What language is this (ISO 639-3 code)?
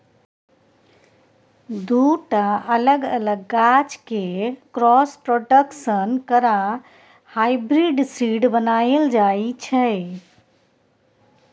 mai